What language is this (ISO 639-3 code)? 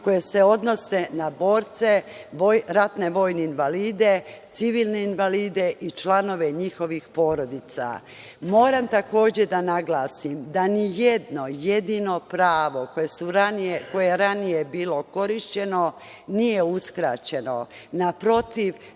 srp